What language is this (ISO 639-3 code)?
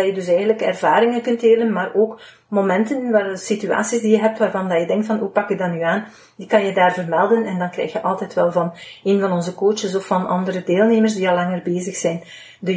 nld